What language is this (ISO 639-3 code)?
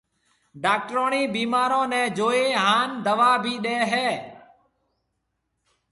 mve